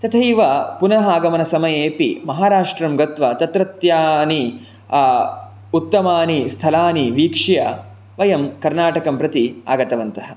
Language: Sanskrit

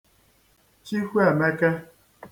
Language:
Igbo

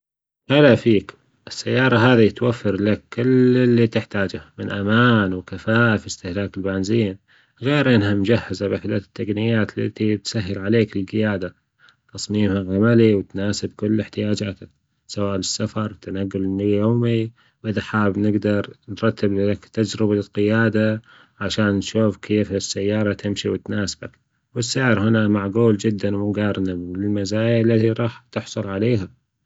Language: Gulf Arabic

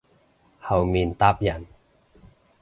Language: Cantonese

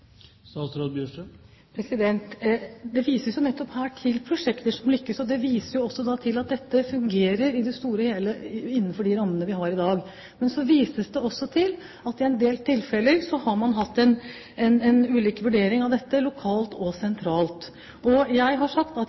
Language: Norwegian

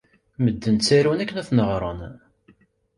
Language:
Kabyle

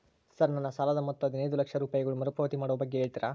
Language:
Kannada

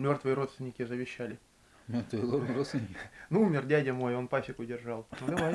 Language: Russian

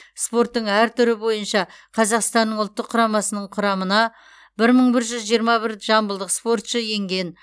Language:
Kazakh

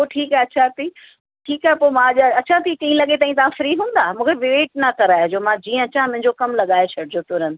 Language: Sindhi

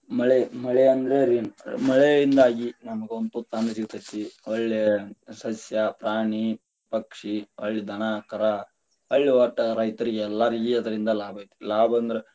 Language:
Kannada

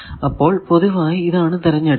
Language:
Malayalam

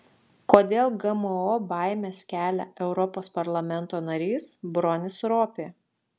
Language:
Lithuanian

